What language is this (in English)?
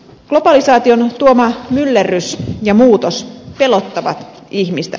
Finnish